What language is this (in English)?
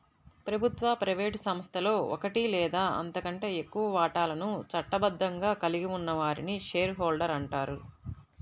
Telugu